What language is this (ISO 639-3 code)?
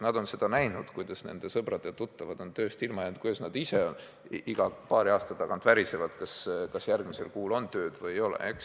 est